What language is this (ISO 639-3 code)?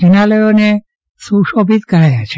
guj